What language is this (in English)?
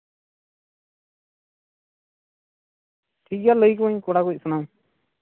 Santali